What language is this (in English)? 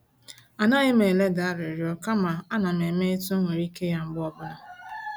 Igbo